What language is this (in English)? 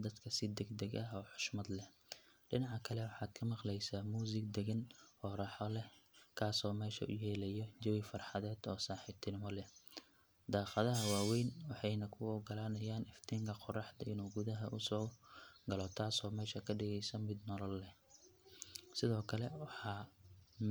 Somali